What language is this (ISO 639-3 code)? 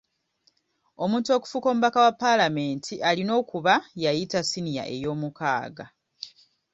lug